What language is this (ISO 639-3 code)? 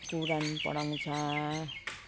nep